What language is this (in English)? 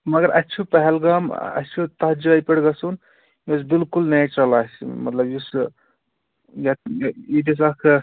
Kashmiri